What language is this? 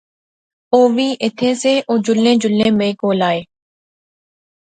Pahari-Potwari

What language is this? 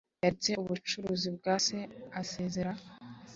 Kinyarwanda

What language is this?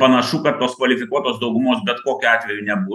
Lithuanian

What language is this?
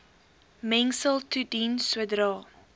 Afrikaans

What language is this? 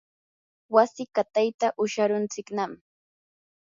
Yanahuanca Pasco Quechua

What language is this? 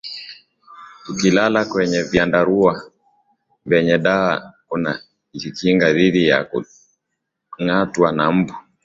Swahili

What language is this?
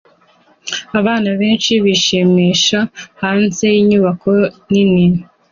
Kinyarwanda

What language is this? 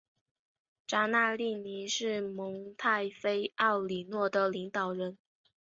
Chinese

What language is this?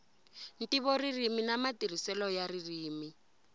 Tsonga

